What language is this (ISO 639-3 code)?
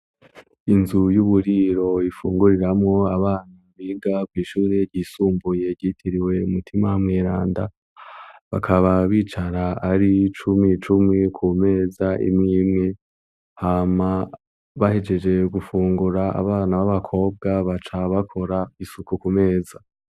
run